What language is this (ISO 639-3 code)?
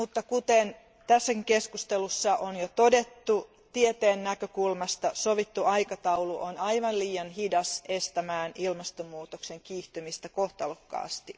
fin